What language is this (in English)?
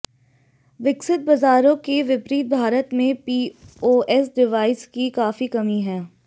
Hindi